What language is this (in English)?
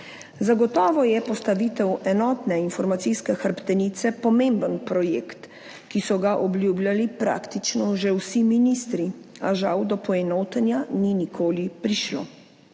Slovenian